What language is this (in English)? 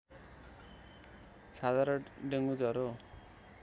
Nepali